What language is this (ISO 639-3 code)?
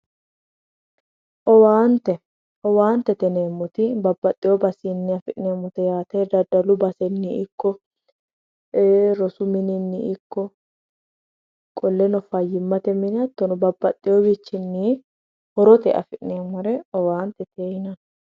sid